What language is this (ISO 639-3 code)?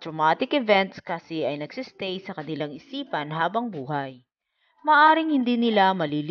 fil